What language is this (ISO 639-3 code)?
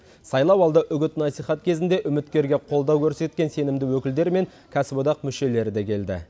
kaz